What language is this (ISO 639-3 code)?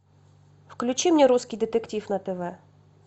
rus